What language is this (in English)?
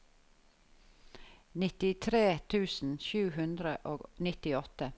Norwegian